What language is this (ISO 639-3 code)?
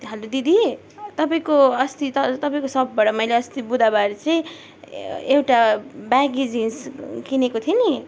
nep